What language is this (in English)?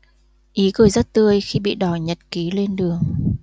Vietnamese